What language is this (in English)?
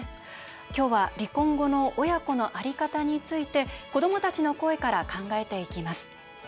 Japanese